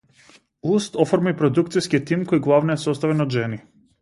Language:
Macedonian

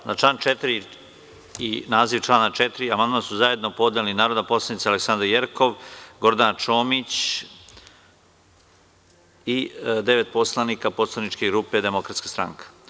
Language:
Serbian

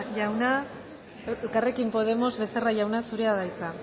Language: Basque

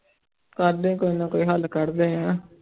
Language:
Punjabi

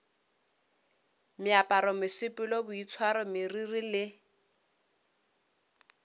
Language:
Northern Sotho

